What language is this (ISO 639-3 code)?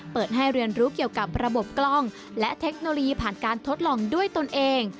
tha